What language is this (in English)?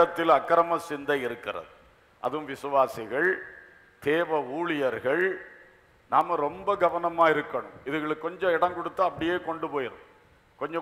Thai